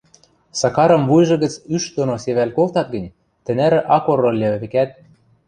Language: Western Mari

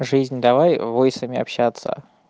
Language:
Russian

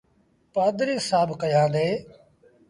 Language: Sindhi Bhil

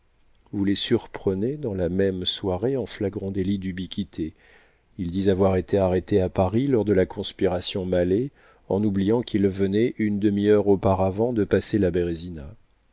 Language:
French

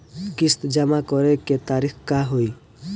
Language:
Bhojpuri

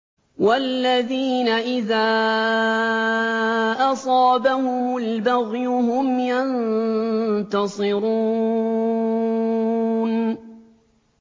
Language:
Arabic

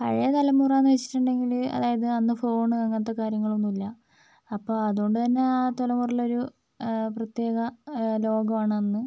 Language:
Malayalam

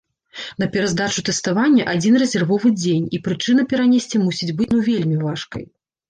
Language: Belarusian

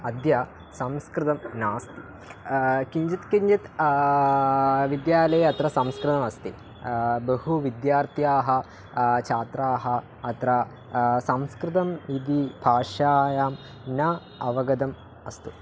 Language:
Sanskrit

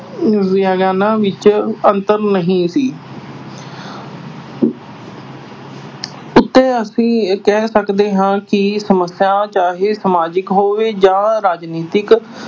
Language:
Punjabi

